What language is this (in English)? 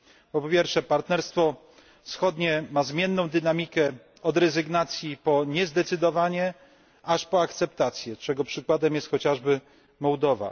Polish